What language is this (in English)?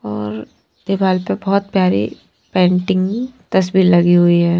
Hindi